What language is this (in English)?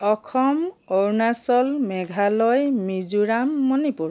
Assamese